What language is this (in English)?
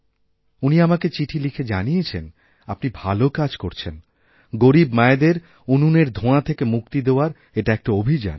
Bangla